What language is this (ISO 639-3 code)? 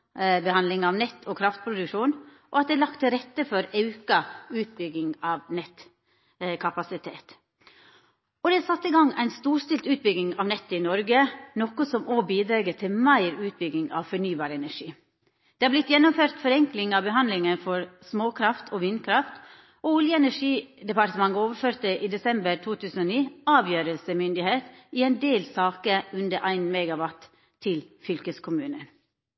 nno